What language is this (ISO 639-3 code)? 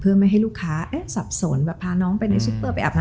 tha